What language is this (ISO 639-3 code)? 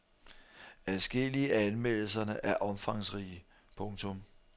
dan